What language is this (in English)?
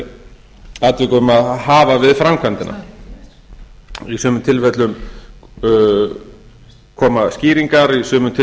Icelandic